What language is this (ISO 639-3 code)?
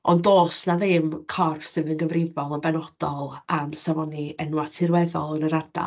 cym